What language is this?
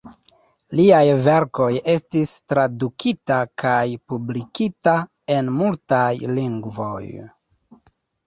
Esperanto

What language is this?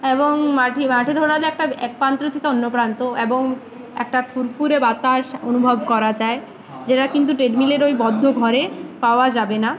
Bangla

